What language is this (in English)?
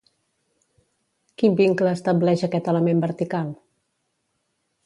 Catalan